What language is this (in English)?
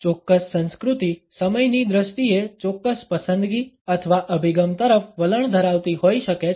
Gujarati